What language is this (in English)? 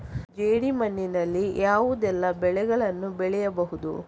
Kannada